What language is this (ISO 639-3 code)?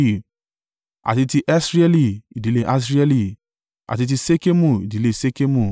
yor